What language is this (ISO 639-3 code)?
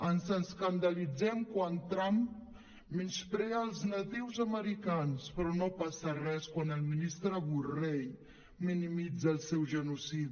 cat